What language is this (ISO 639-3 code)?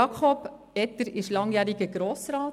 gsw